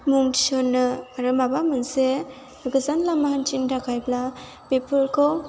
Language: Bodo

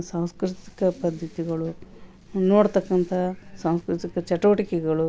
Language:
Kannada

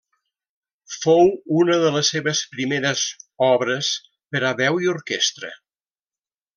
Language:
Catalan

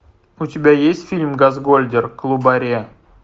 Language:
Russian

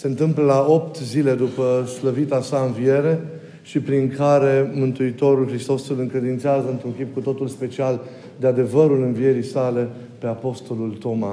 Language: Romanian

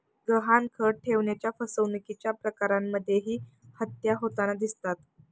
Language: Marathi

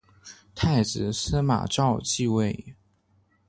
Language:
Chinese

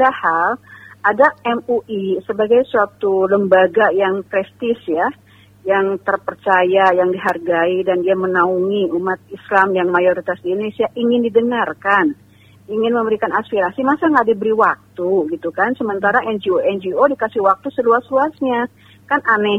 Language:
Indonesian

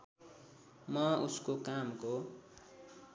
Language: Nepali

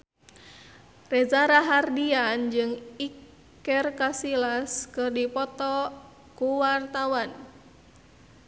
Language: Sundanese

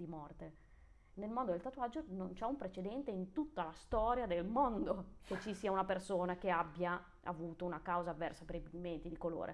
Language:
Italian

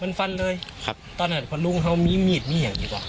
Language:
Thai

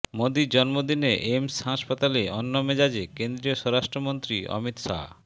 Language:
Bangla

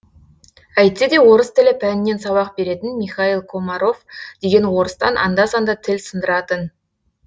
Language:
Kazakh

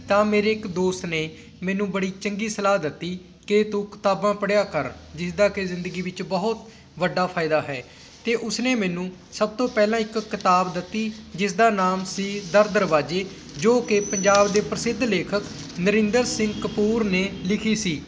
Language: Punjabi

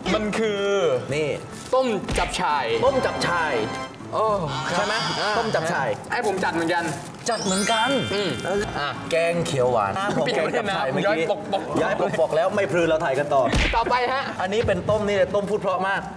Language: Thai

